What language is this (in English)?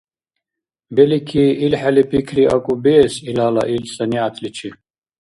Dargwa